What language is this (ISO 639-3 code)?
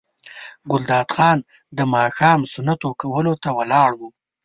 pus